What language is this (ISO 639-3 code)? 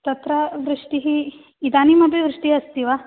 san